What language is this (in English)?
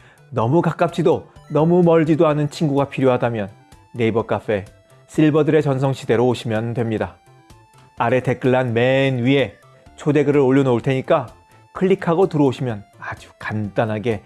Korean